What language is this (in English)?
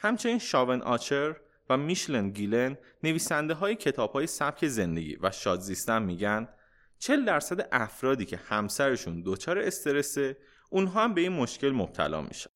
Persian